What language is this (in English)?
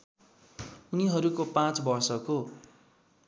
Nepali